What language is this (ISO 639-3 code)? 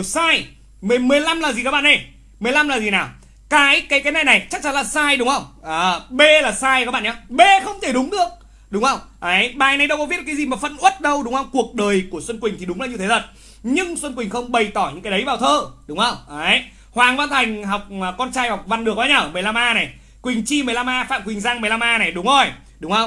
vie